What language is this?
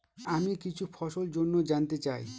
Bangla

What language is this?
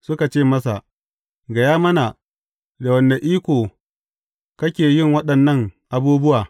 Hausa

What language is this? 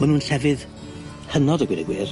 Welsh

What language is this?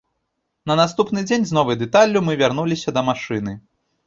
Belarusian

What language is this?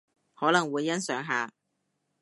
Cantonese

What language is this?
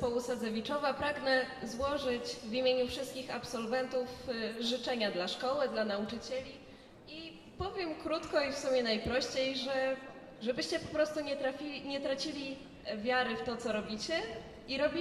Polish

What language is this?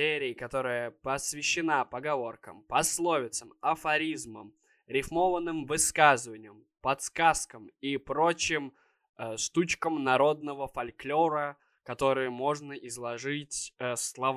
Russian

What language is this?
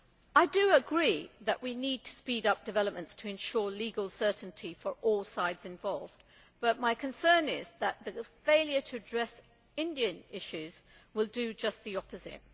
English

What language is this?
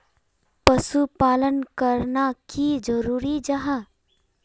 Magahi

